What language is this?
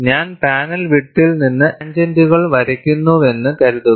Malayalam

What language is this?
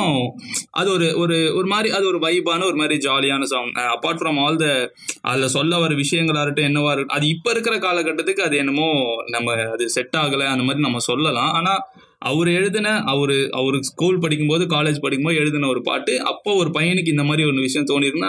Tamil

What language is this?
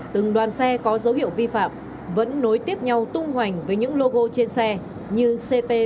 Vietnamese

